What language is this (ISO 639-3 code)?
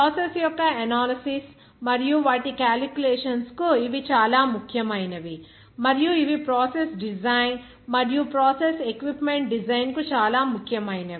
tel